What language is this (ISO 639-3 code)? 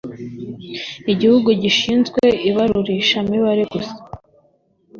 kin